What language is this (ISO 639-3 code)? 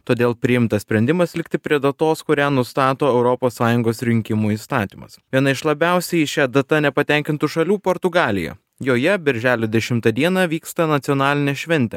lit